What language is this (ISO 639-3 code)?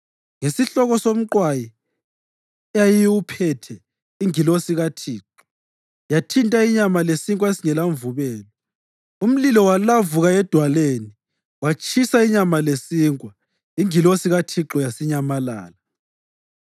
nde